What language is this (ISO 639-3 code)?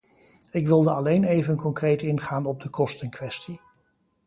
nld